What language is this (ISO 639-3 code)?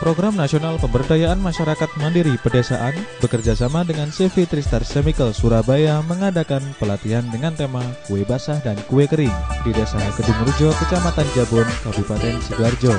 ind